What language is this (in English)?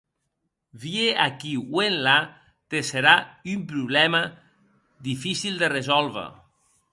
Occitan